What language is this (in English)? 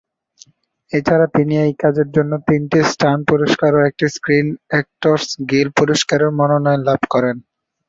Bangla